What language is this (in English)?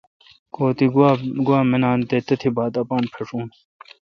Kalkoti